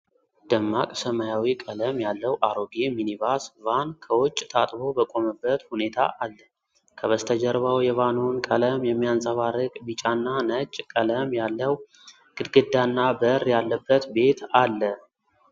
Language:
Amharic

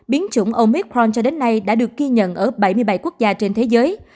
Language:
Vietnamese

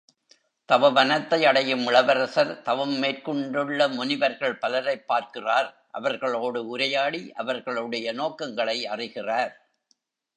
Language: Tamil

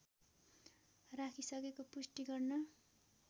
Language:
Nepali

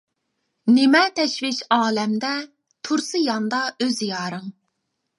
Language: Uyghur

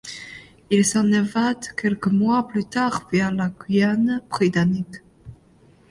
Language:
French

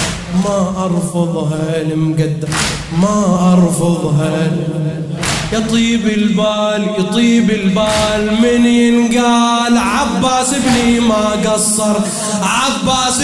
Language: Arabic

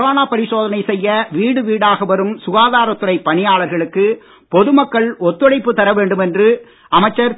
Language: Tamil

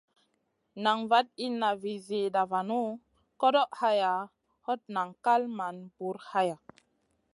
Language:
Masana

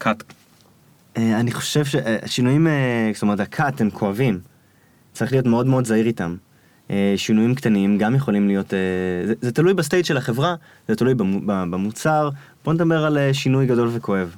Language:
Hebrew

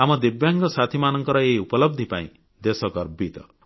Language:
Odia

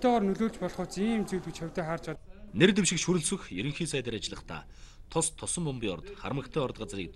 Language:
Turkish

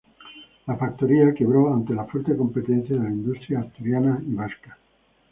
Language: Spanish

